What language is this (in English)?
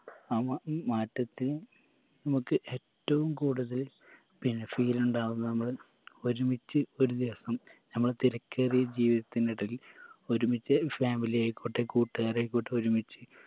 Malayalam